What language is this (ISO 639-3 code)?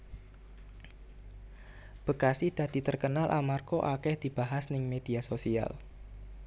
jav